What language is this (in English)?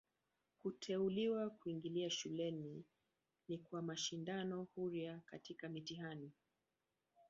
Swahili